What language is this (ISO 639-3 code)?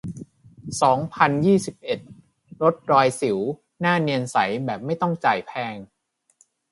tha